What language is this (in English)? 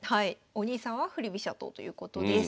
Japanese